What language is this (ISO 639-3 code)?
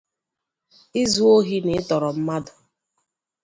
ibo